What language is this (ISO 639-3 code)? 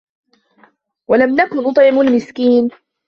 ara